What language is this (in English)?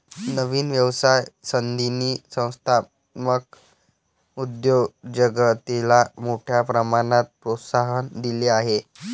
Marathi